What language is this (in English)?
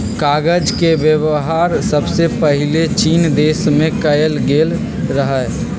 Magahi